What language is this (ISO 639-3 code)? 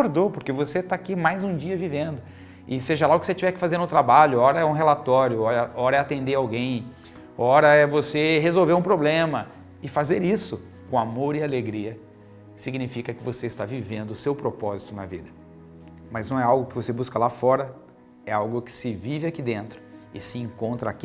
por